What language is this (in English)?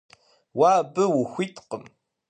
Kabardian